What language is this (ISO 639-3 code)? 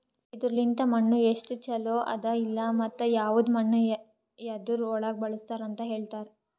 kan